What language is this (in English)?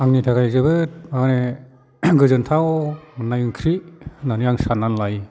Bodo